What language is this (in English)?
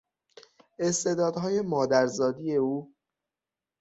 Persian